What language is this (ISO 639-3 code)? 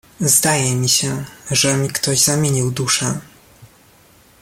pol